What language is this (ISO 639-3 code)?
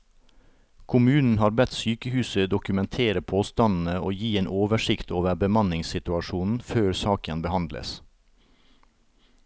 nor